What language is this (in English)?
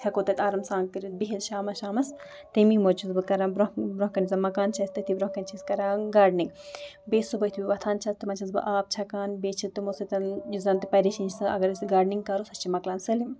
Kashmiri